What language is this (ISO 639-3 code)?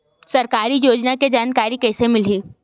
hne